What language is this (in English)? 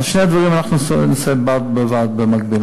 Hebrew